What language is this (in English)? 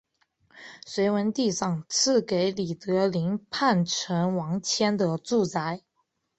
Chinese